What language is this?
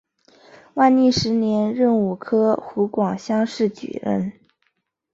Chinese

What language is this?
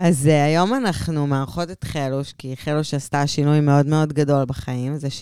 Hebrew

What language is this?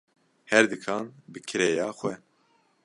Kurdish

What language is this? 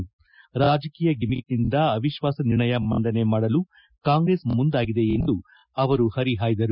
Kannada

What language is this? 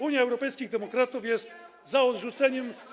Polish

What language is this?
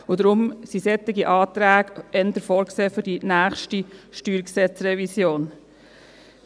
Swiss German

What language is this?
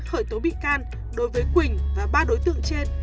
Vietnamese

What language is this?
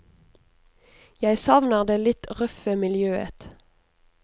Norwegian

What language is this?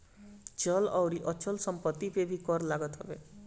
Bhojpuri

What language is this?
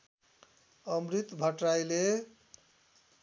Nepali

